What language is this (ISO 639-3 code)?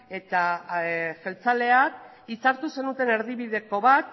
eus